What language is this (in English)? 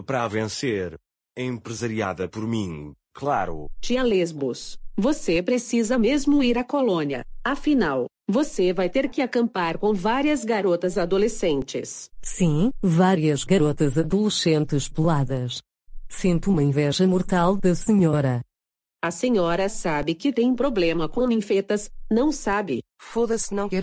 Portuguese